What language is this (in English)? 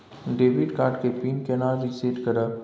Maithili